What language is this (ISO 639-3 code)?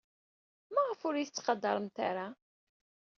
kab